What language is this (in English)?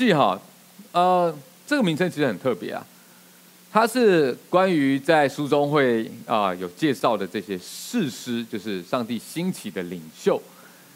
Chinese